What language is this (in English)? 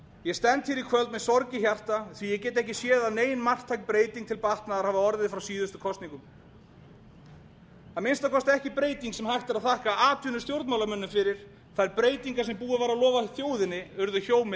Icelandic